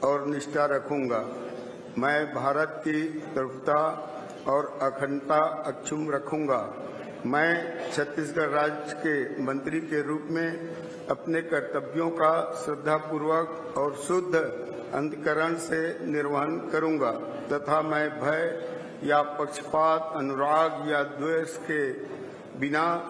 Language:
Hindi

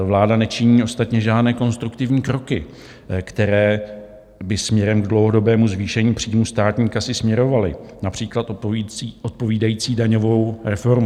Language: Czech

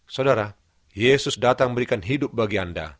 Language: Indonesian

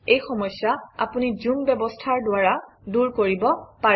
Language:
Assamese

